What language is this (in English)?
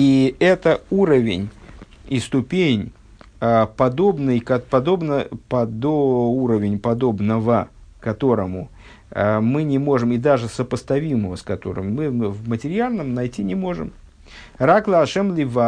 Russian